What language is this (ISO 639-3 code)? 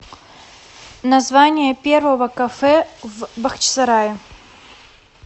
rus